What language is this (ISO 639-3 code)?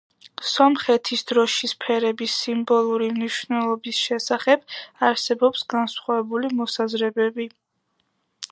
kat